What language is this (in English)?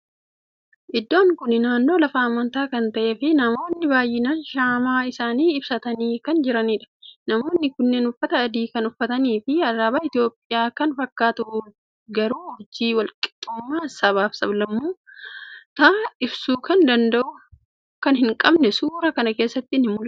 Oromo